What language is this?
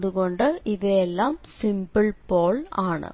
Malayalam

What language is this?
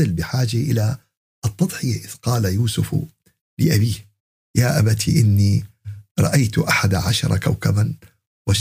Arabic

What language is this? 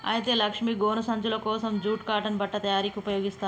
Telugu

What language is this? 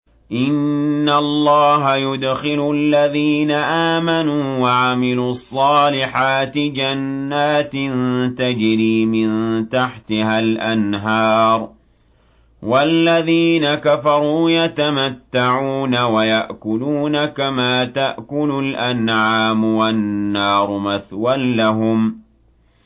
Arabic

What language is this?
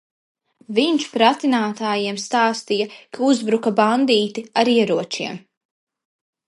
Latvian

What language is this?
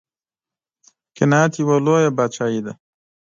Pashto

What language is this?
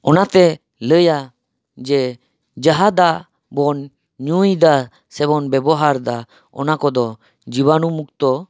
Santali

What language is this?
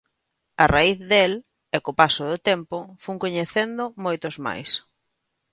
Galician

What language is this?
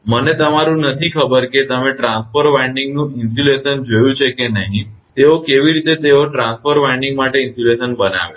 Gujarati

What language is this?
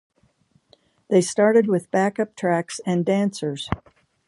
English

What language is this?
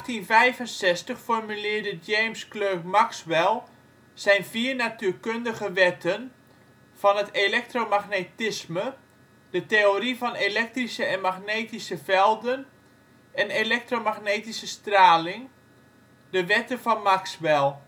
Dutch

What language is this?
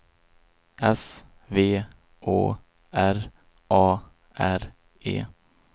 Swedish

